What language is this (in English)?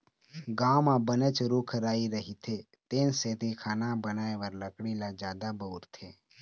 Chhattisgarhi